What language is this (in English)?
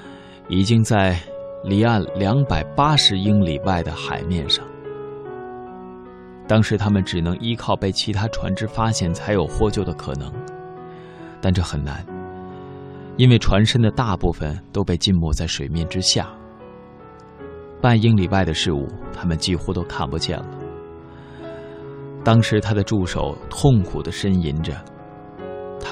Chinese